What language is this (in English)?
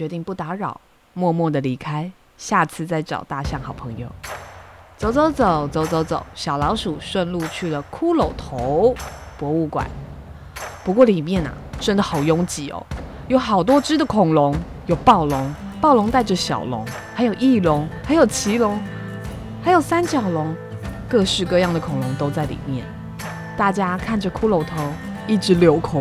Chinese